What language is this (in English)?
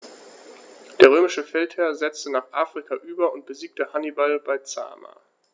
German